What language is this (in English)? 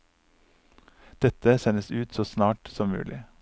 Norwegian